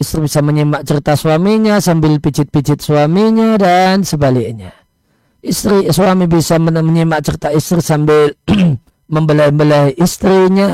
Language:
Indonesian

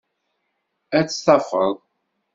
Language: Kabyle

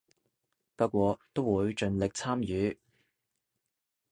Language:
Cantonese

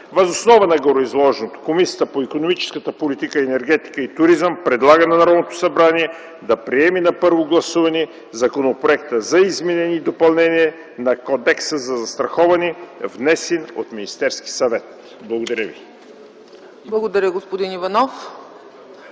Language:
Bulgarian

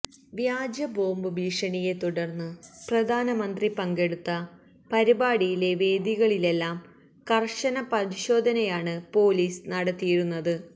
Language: Malayalam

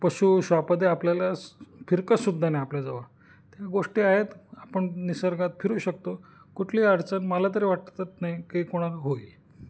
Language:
Marathi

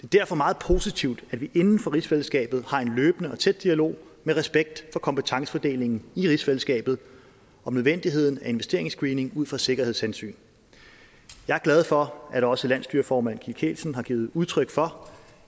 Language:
Danish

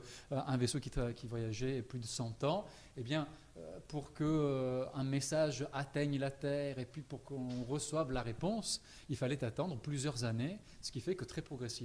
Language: French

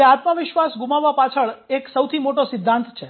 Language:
Gujarati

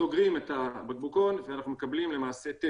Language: Hebrew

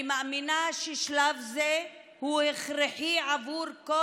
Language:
Hebrew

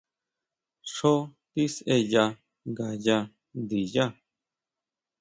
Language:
Huautla Mazatec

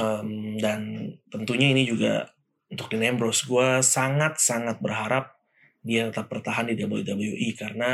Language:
Indonesian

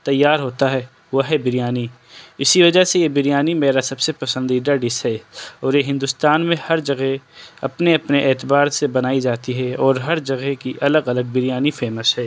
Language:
Urdu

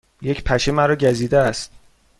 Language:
Persian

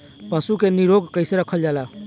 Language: Bhojpuri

